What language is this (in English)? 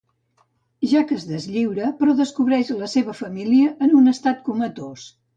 Catalan